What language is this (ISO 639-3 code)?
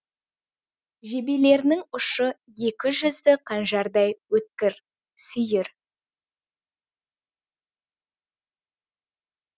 kaz